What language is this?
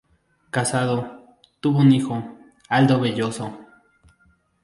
Spanish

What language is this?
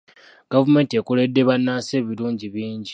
Ganda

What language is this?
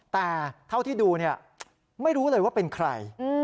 Thai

